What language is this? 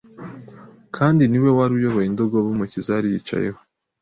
Kinyarwanda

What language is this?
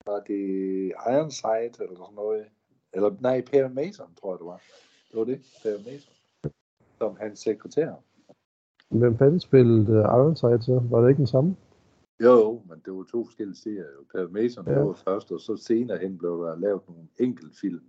Danish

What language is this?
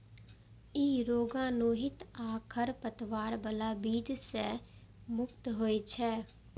Maithili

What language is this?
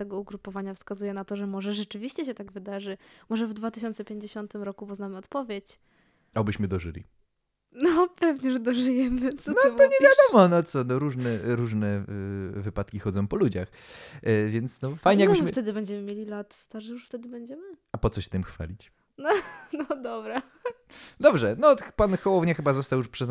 Polish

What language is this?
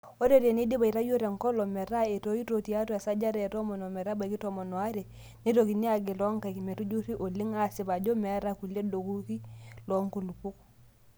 Masai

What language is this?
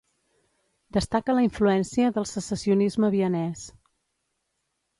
Catalan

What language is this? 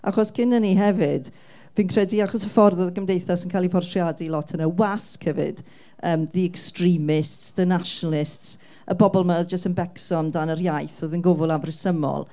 Welsh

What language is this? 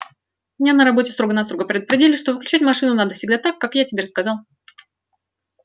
Russian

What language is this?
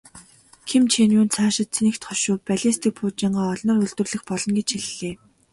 Mongolian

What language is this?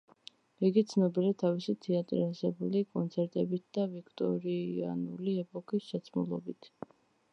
Georgian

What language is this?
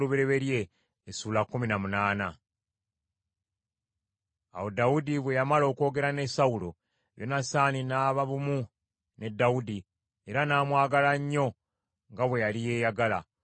Ganda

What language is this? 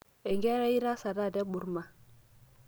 Masai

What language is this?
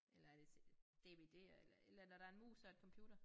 Danish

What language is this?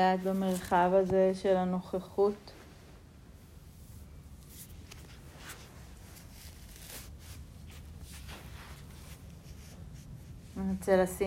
Hebrew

